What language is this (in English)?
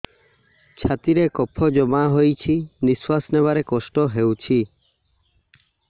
Odia